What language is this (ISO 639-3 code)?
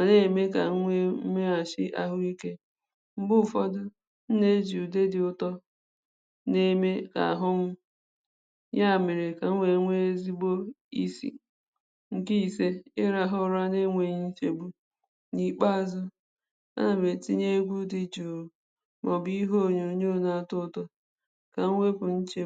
ibo